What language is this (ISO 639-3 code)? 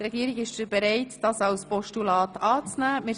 gsw